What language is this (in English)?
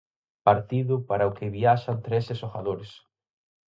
Galician